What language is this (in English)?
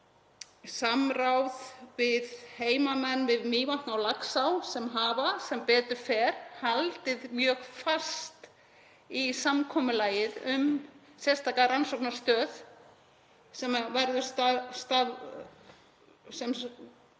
Icelandic